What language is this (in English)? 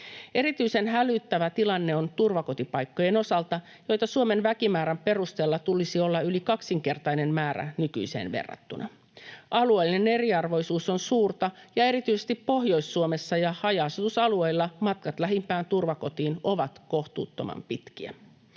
Finnish